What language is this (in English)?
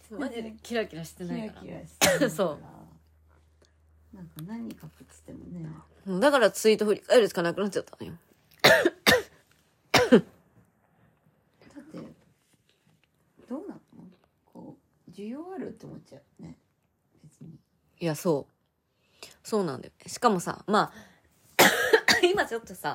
Japanese